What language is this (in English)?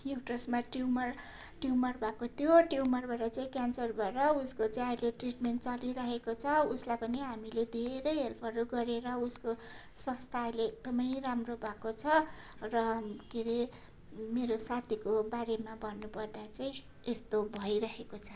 Nepali